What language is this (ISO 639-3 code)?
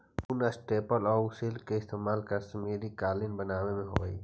mag